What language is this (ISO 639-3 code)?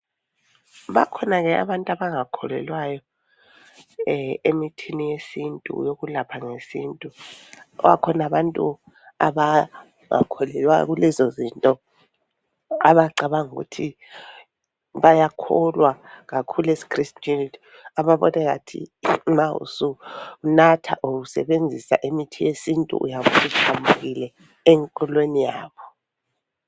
nde